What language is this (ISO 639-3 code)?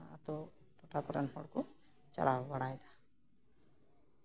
sat